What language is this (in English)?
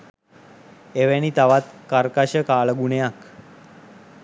Sinhala